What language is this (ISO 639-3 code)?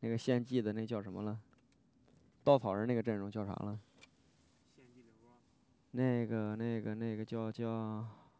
zho